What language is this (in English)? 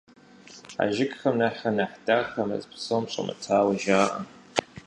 Kabardian